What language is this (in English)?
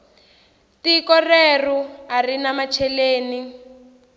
Tsonga